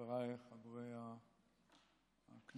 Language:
Hebrew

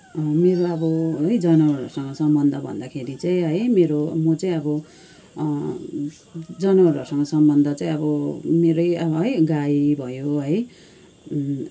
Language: Nepali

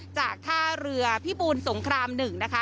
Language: Thai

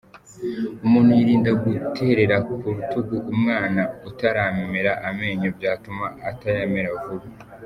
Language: Kinyarwanda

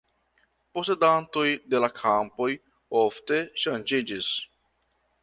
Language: Esperanto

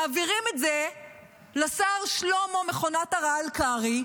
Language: Hebrew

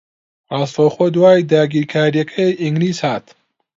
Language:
Central Kurdish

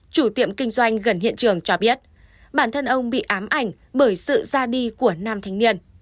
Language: Vietnamese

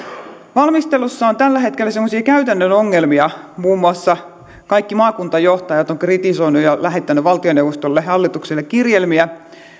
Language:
Finnish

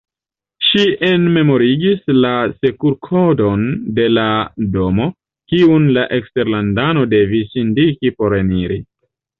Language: Esperanto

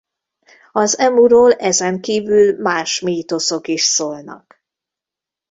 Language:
Hungarian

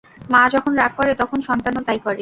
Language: Bangla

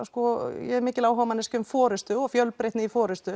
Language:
Icelandic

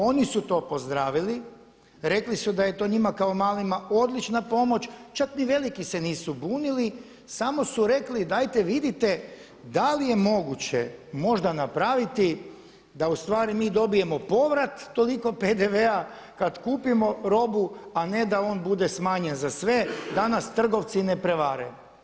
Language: Croatian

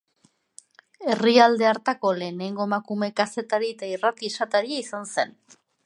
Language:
Basque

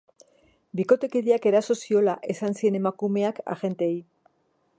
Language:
Basque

